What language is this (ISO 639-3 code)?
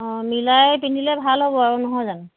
asm